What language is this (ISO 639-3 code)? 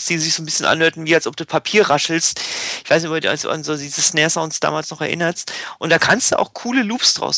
deu